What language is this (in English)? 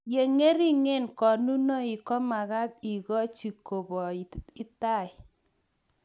Kalenjin